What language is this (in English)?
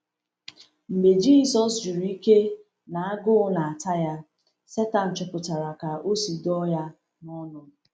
Igbo